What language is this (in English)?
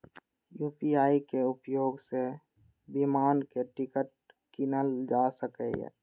Maithili